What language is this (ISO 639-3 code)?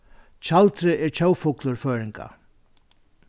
fao